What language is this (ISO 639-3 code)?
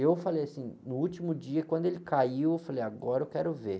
por